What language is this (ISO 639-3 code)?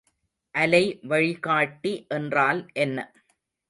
tam